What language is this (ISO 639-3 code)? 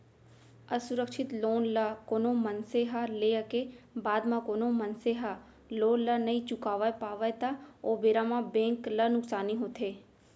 hne